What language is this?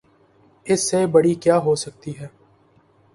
Urdu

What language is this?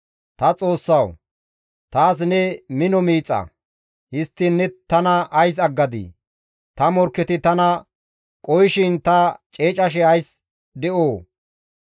Gamo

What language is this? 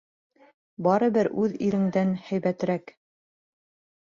Bashkir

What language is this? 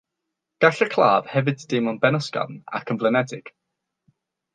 Welsh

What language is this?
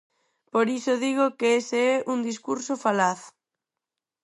Galician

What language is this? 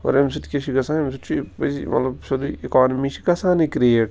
Kashmiri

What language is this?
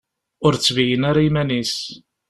Kabyle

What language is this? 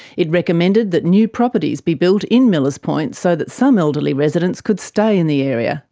English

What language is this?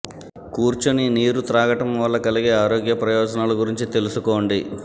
Telugu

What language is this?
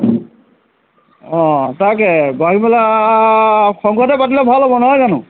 Assamese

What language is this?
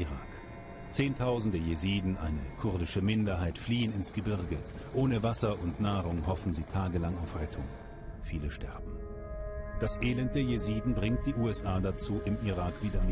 German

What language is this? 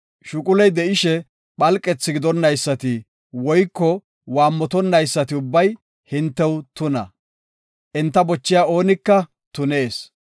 Gofa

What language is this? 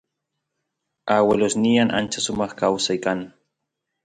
Santiago del Estero Quichua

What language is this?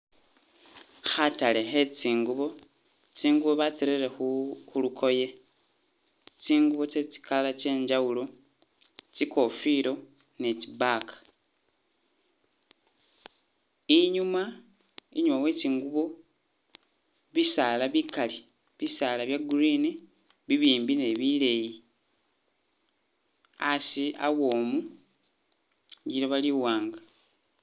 Masaaba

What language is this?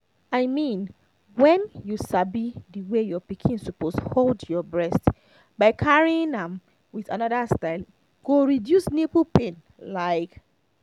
Nigerian Pidgin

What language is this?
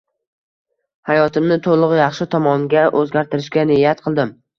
Uzbek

